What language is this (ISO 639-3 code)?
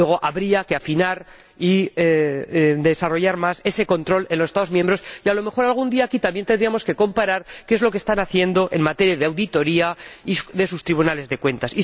spa